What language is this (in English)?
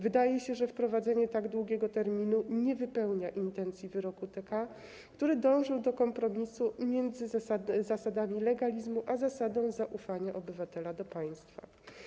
Polish